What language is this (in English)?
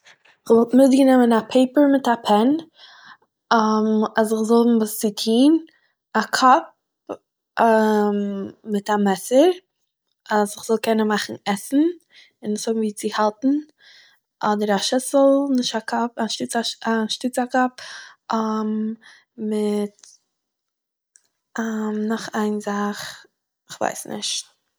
Yiddish